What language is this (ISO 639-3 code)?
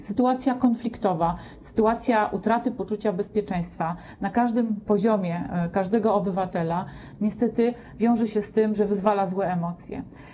pol